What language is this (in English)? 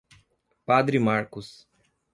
Portuguese